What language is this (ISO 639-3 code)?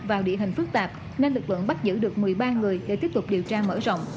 vie